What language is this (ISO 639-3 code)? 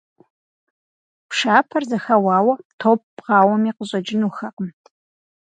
kbd